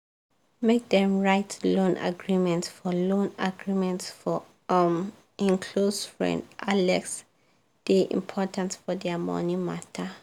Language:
Nigerian Pidgin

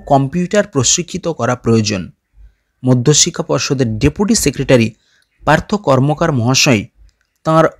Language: Romanian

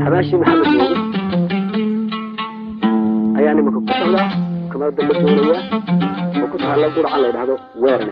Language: Arabic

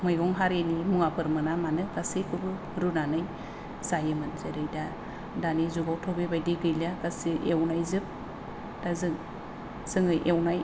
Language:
Bodo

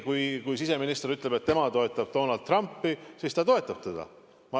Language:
Estonian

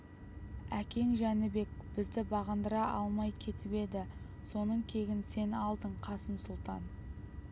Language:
Kazakh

